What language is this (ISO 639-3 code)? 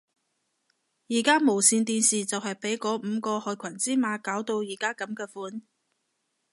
yue